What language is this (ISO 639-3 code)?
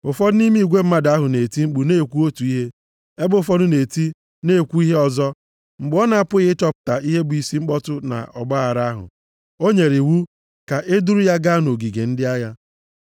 ibo